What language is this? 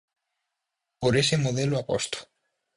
Galician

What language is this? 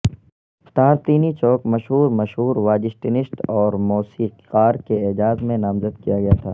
Urdu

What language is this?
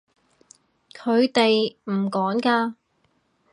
Cantonese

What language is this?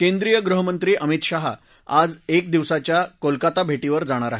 Marathi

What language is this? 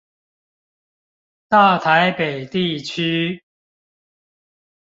Chinese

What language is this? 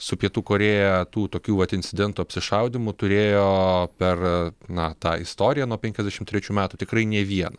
Lithuanian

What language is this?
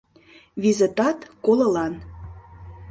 Mari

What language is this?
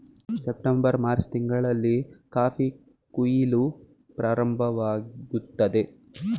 Kannada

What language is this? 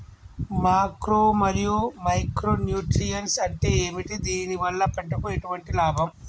Telugu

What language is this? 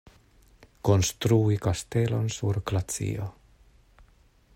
Esperanto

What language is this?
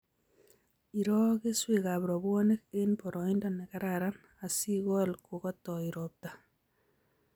Kalenjin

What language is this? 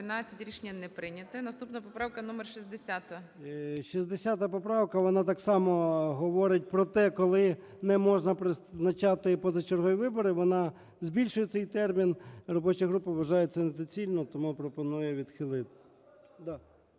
Ukrainian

